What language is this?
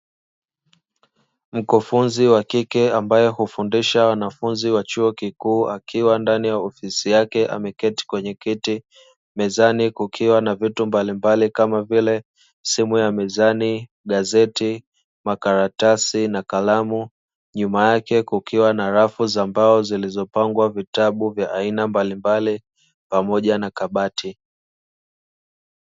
Swahili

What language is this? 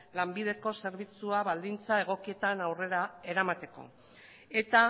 Basque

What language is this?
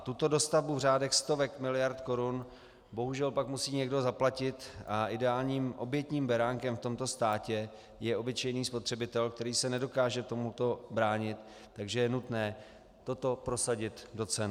Czech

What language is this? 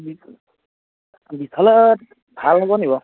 Assamese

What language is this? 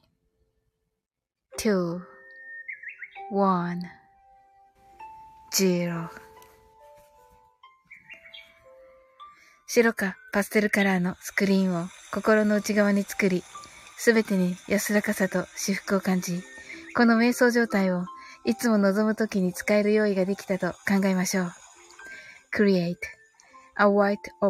Japanese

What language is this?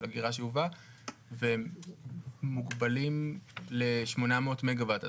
Hebrew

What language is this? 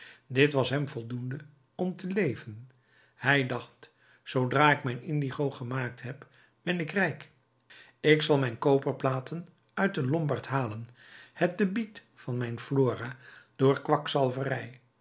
Dutch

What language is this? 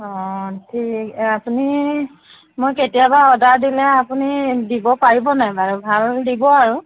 Assamese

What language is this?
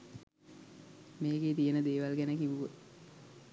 Sinhala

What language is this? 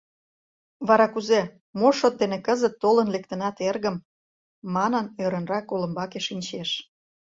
Mari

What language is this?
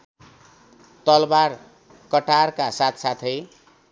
Nepali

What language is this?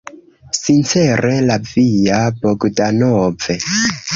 Esperanto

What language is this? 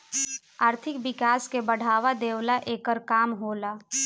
Bhojpuri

